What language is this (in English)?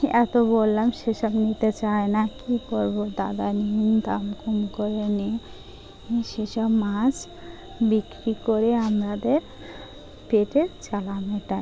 Bangla